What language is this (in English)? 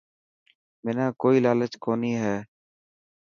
Dhatki